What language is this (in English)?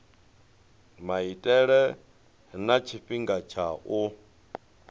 Venda